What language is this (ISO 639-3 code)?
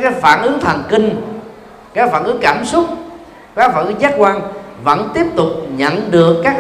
vie